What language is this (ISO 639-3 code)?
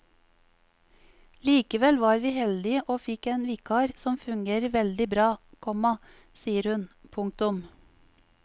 nor